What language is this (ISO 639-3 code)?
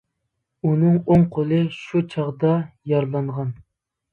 uig